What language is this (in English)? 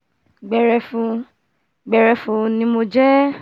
Yoruba